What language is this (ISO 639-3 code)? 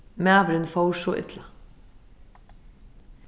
fao